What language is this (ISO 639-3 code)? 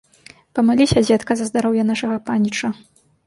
bel